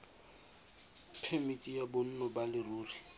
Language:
Tswana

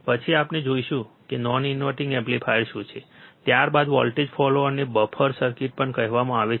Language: Gujarati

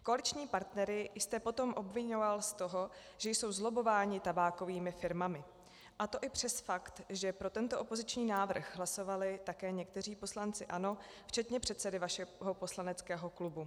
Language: Czech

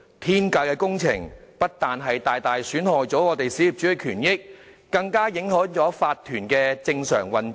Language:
Cantonese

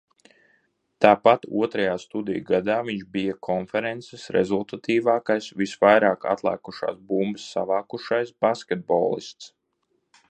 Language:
Latvian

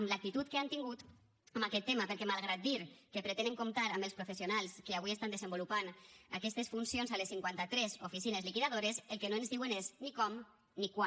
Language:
Catalan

